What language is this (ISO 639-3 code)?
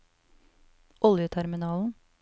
nor